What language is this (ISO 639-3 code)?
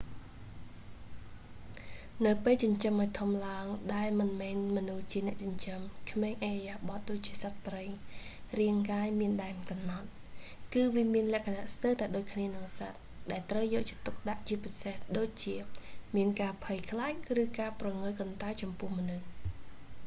khm